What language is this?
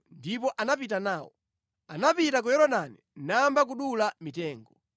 Nyanja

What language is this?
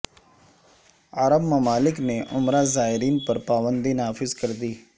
Urdu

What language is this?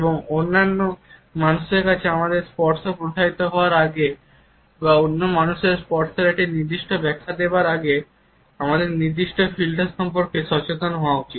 Bangla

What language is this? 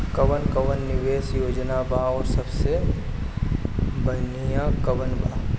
Bhojpuri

